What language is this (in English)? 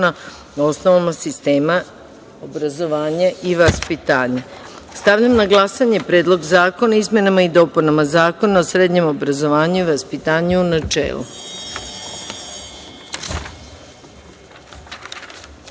Serbian